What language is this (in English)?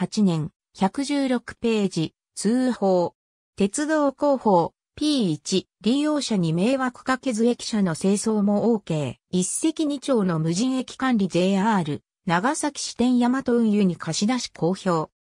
Japanese